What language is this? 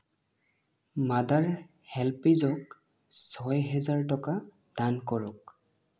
Assamese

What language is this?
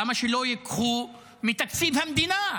Hebrew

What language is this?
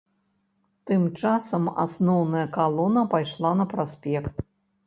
Belarusian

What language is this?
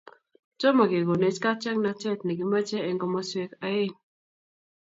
Kalenjin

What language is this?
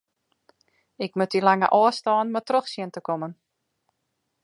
Western Frisian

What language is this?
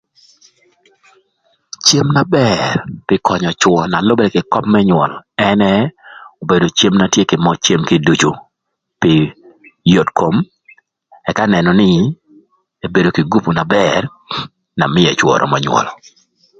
Thur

